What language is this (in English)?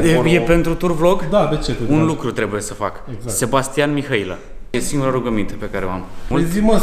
Romanian